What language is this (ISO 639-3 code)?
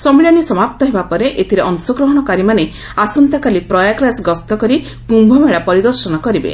ori